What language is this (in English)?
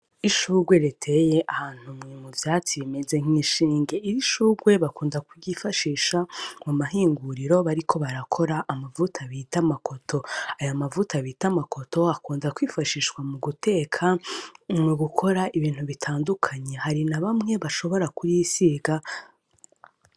Rundi